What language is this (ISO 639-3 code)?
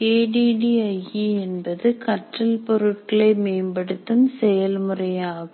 tam